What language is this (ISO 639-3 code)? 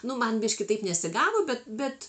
lit